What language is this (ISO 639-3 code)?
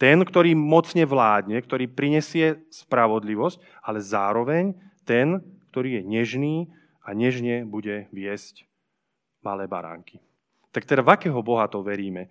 slk